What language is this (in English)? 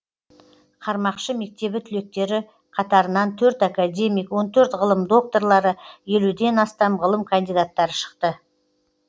Kazakh